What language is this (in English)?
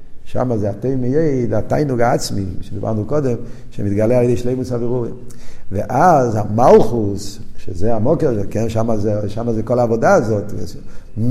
Hebrew